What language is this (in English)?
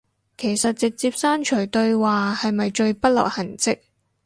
Cantonese